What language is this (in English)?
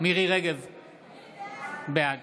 Hebrew